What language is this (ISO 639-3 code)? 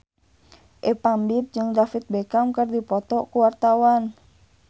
sun